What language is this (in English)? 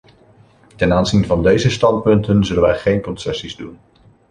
Dutch